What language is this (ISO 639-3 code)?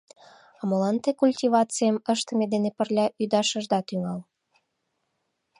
chm